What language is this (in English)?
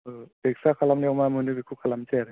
Bodo